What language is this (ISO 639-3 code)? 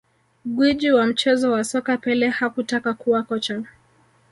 swa